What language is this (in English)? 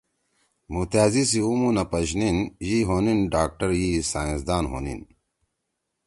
Torwali